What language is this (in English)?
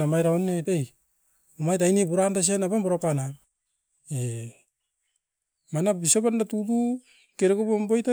Askopan